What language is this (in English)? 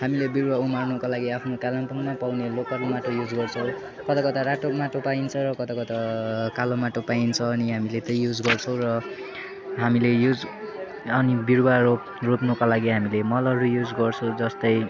Nepali